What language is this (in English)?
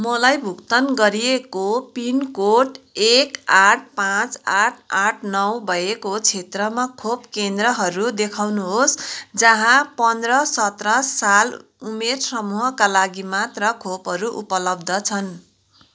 Nepali